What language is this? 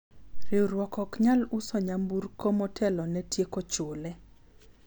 Luo (Kenya and Tanzania)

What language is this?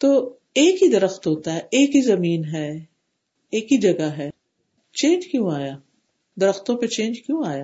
Urdu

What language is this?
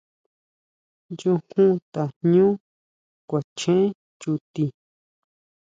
Huautla Mazatec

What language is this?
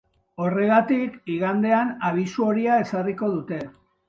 Basque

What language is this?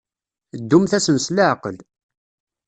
Kabyle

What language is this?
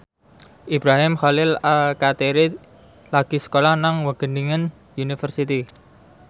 Javanese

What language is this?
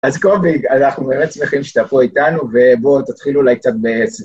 Hebrew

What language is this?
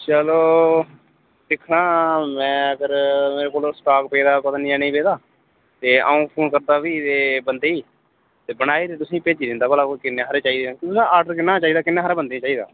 Dogri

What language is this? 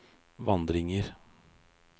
Norwegian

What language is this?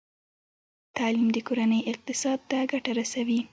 Pashto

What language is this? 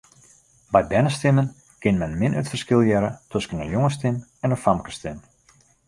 Western Frisian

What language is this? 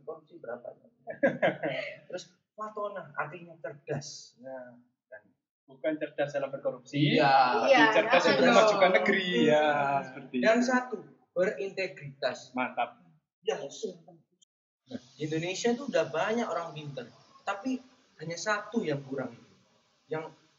Indonesian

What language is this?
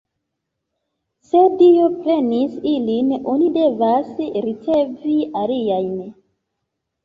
Esperanto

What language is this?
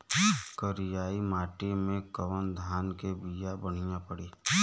Bhojpuri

